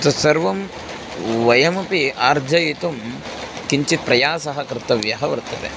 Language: Sanskrit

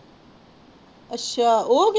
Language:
Punjabi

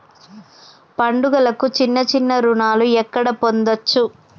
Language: Telugu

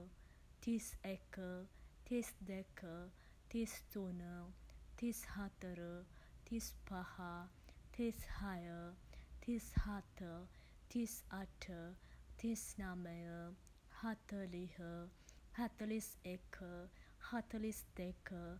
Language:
Sinhala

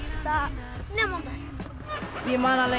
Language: Icelandic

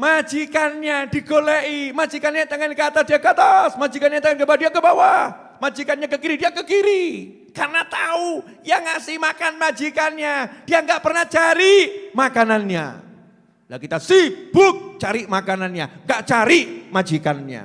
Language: Indonesian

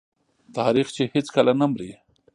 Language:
Pashto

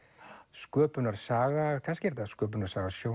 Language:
Icelandic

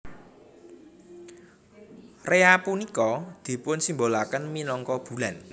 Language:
Javanese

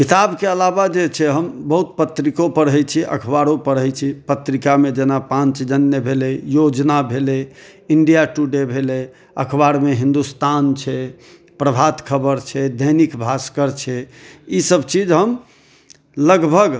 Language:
Maithili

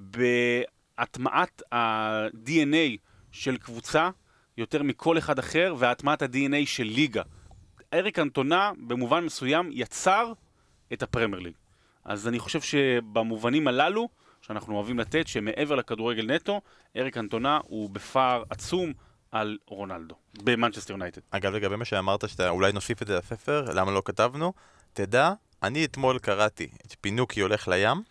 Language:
Hebrew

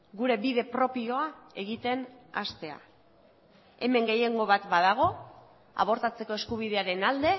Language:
Basque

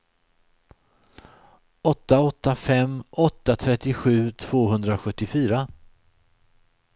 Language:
Swedish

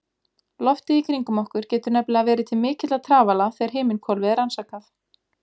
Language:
Icelandic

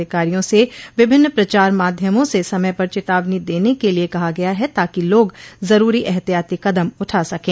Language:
Hindi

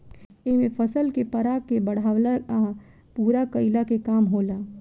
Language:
Bhojpuri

